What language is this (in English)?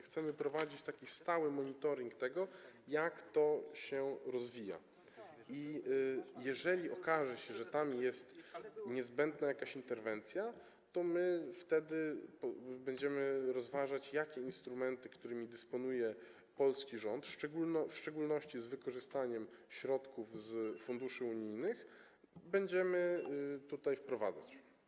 Polish